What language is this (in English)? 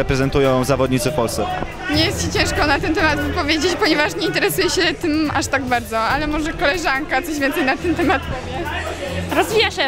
Polish